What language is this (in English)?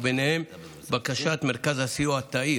Hebrew